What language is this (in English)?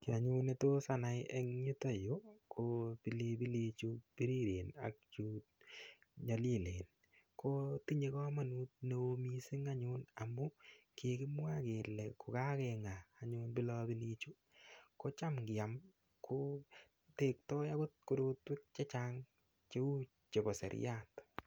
Kalenjin